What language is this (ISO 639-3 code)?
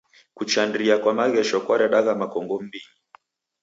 dav